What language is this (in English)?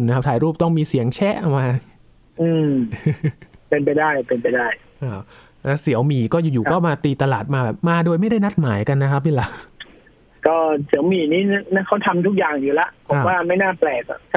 Thai